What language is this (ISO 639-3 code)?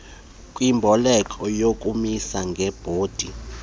xho